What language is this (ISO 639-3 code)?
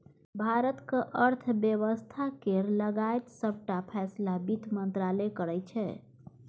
mai